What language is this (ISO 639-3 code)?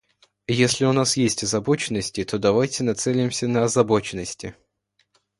rus